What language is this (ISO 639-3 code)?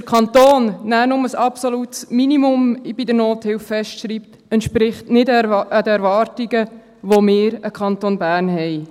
gsw